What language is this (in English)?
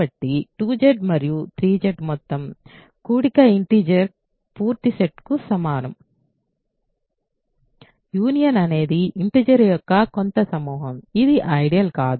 Telugu